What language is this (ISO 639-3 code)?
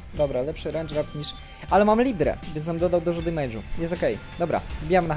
pol